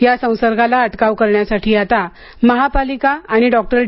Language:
Marathi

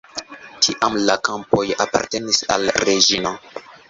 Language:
Esperanto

